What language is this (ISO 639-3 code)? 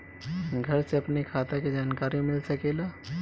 bho